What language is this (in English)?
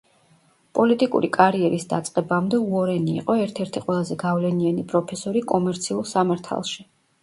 Georgian